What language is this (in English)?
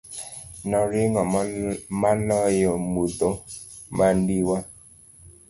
Luo (Kenya and Tanzania)